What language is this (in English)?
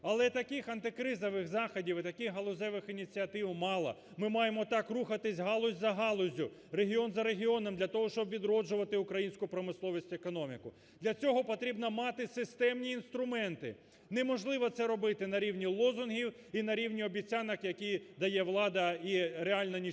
Ukrainian